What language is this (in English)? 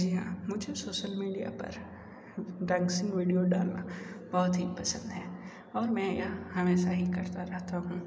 Hindi